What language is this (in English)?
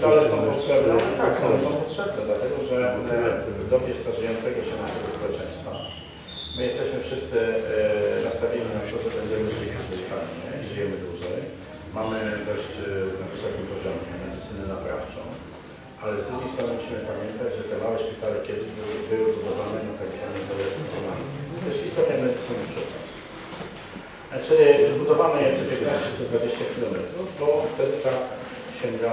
Polish